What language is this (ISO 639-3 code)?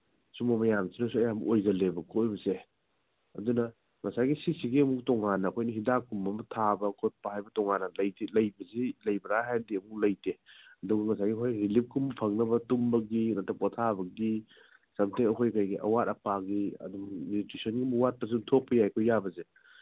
mni